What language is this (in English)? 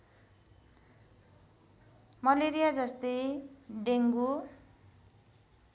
Nepali